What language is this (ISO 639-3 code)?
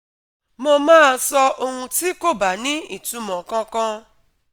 yor